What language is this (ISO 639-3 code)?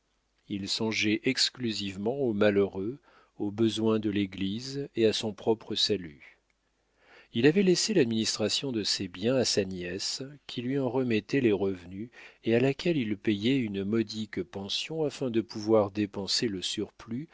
fra